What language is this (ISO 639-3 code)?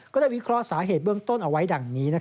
tha